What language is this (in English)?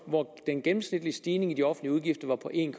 Danish